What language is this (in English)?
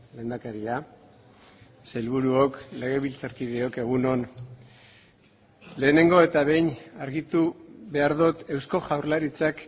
Basque